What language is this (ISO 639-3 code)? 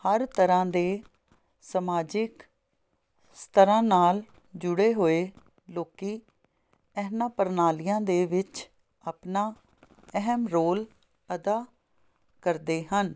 pan